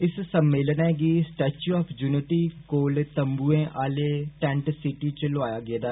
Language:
Dogri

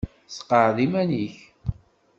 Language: Kabyle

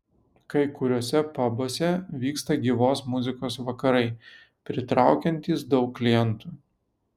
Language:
Lithuanian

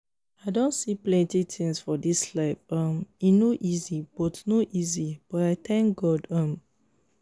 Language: Nigerian Pidgin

